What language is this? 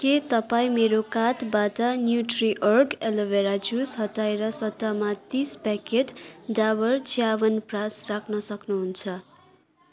Nepali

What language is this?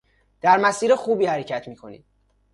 Persian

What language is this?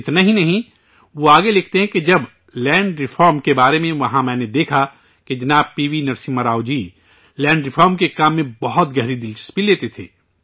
Urdu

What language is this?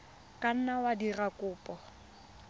Tswana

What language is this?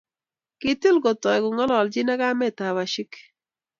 Kalenjin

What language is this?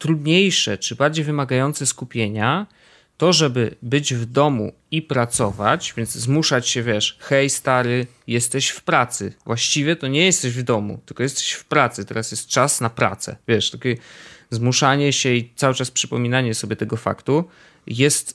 Polish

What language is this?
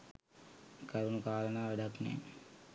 Sinhala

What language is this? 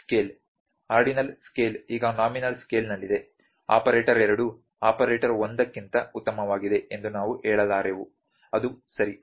Kannada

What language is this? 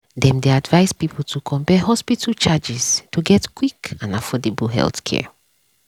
Nigerian Pidgin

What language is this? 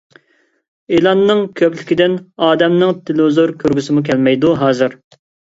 Uyghur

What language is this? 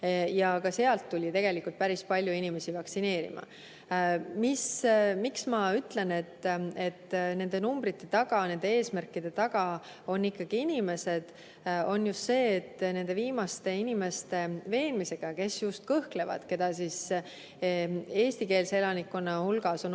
Estonian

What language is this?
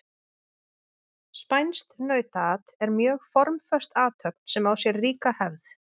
Icelandic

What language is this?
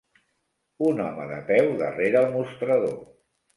Catalan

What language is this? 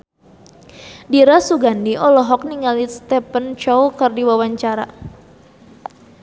Sundanese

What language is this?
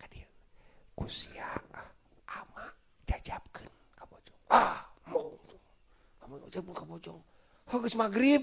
Indonesian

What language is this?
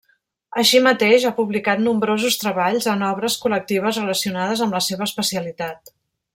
Catalan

